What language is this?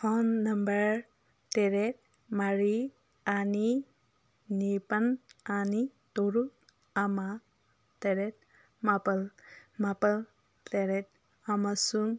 Manipuri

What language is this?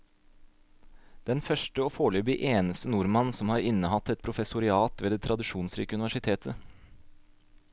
Norwegian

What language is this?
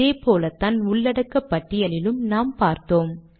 Tamil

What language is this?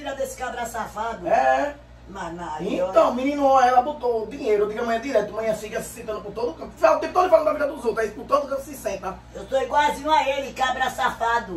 Portuguese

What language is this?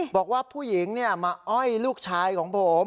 Thai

